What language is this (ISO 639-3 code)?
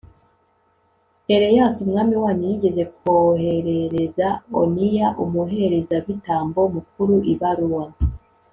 kin